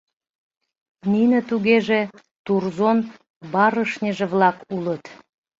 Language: Mari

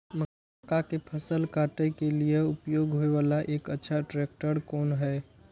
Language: Maithili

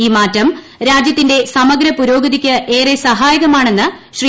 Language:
Malayalam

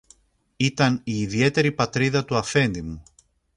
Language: Greek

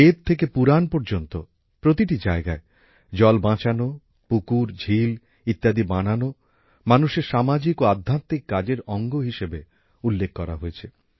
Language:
Bangla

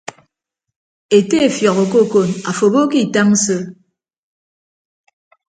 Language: Ibibio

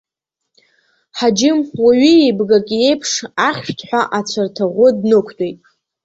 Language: Abkhazian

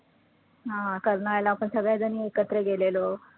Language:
Marathi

